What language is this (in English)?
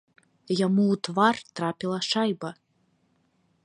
Belarusian